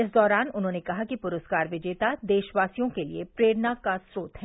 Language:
Hindi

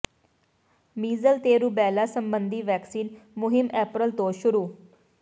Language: Punjabi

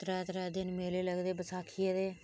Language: Dogri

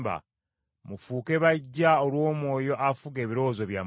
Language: Ganda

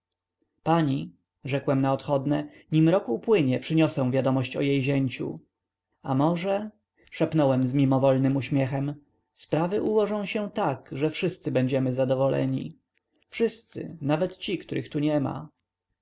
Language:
Polish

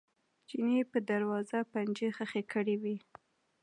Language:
Pashto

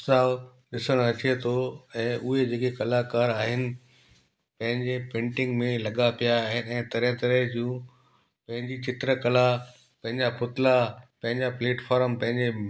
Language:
Sindhi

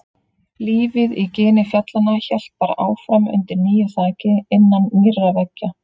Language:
Icelandic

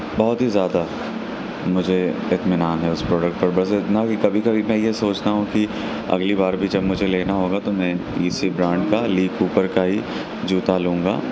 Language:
Urdu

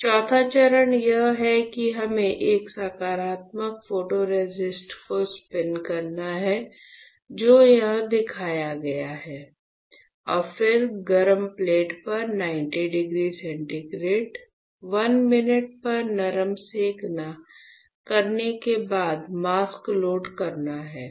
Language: Hindi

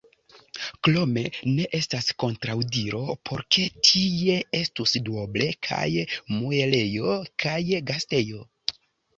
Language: Esperanto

